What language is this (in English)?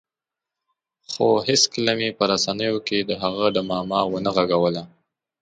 Pashto